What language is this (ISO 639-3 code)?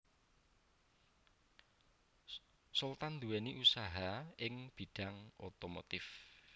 jav